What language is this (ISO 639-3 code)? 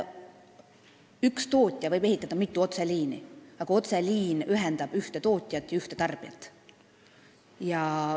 est